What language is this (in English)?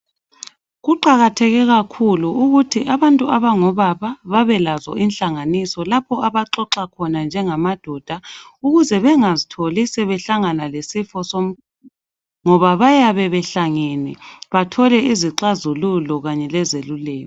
North Ndebele